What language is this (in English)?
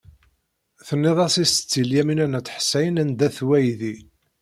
Kabyle